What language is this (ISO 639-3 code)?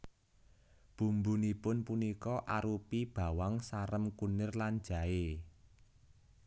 jav